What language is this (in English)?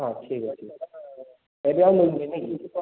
Odia